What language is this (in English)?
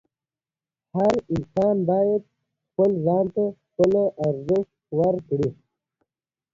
Pashto